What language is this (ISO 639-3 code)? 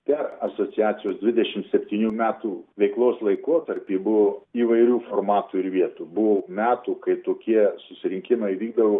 lit